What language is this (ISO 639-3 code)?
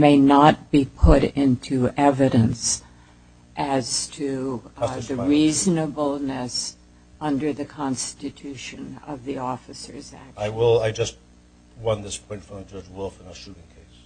eng